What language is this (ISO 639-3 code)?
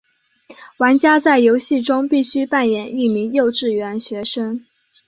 zho